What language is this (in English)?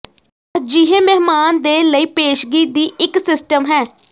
Punjabi